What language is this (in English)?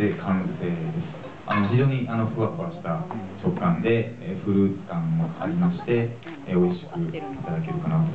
Japanese